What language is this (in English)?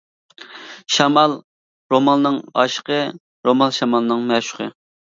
Uyghur